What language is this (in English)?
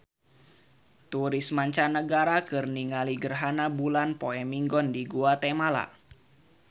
Sundanese